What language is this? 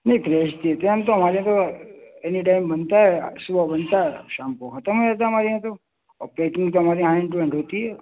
Urdu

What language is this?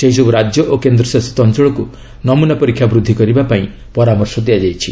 Odia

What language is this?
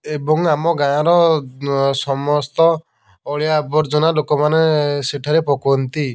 Odia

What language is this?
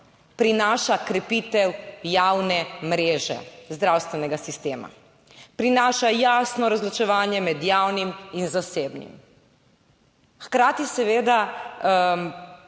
Slovenian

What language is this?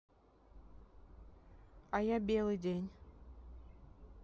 Russian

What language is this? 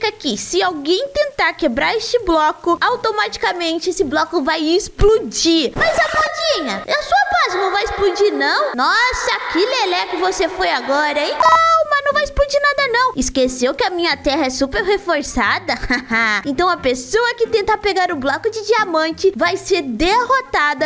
Portuguese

